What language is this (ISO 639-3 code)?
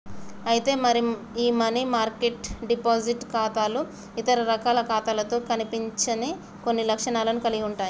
tel